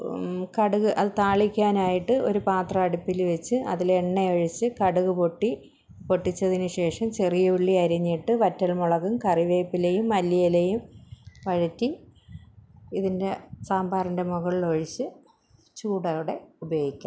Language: Malayalam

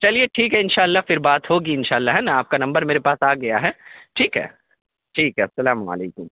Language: Urdu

